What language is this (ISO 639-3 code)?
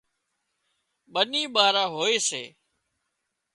kxp